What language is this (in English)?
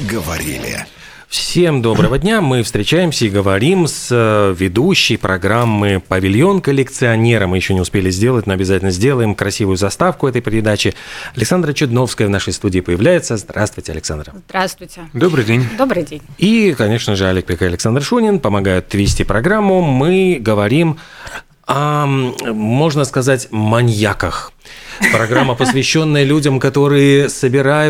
Russian